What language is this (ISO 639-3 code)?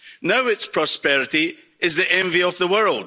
eng